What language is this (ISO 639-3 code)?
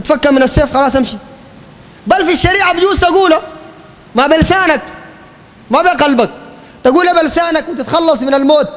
ara